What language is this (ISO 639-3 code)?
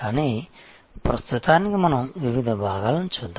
tel